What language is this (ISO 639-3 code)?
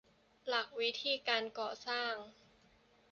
tha